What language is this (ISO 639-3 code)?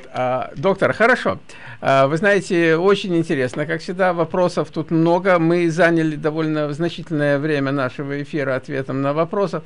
rus